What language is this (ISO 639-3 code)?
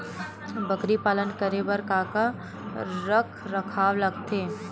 hne